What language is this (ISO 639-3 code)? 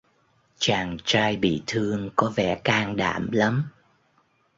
vie